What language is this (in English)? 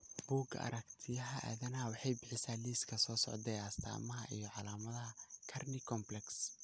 Somali